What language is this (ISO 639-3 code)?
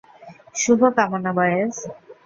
ben